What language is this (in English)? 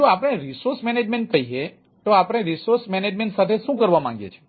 Gujarati